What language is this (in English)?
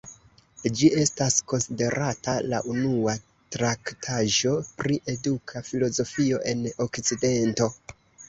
Esperanto